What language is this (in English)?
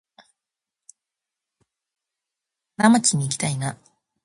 Japanese